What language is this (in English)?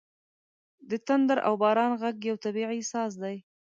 Pashto